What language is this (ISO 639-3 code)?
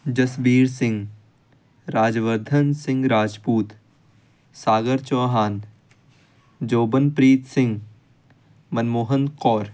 pan